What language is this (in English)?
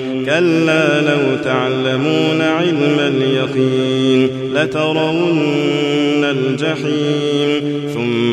Arabic